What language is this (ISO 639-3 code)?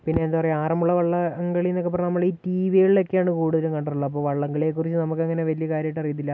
mal